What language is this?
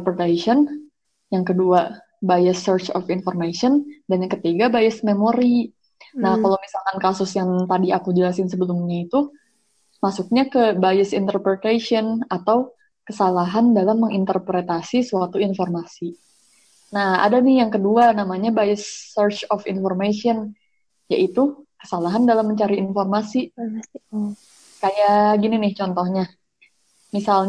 Indonesian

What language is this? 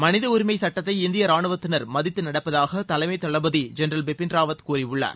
Tamil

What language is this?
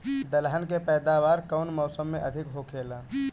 Bhojpuri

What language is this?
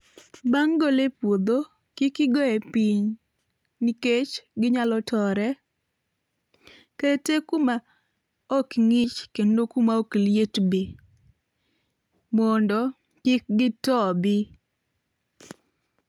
Luo (Kenya and Tanzania)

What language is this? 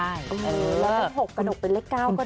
Thai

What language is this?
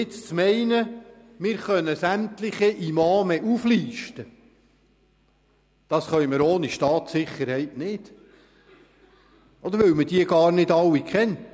Swiss German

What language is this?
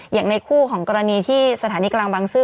Thai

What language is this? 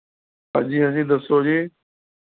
Punjabi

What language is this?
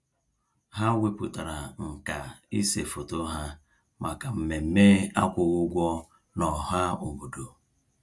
Igbo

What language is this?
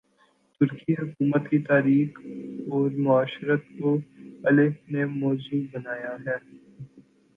Urdu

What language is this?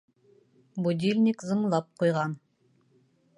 Bashkir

